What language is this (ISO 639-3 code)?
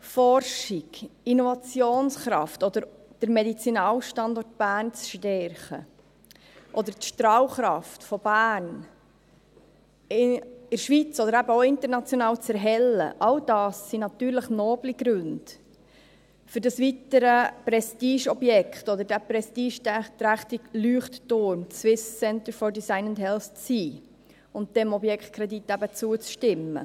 gsw